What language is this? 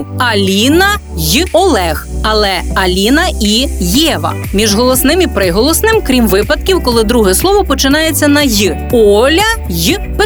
Ukrainian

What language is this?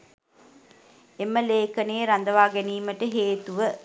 Sinhala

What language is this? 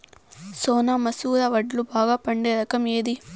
Telugu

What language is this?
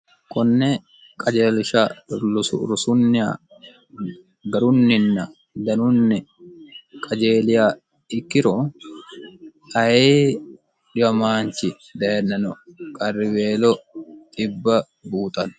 Sidamo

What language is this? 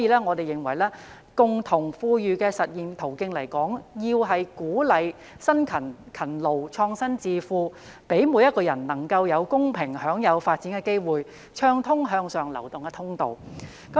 Cantonese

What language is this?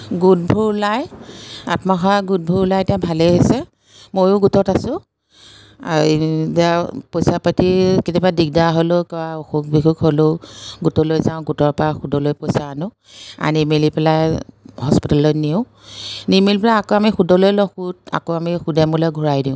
Assamese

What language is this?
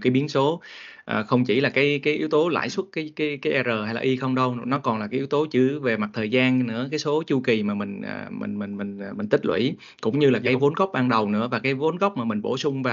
Vietnamese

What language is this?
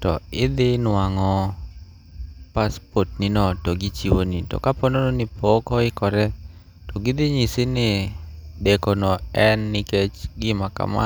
Luo (Kenya and Tanzania)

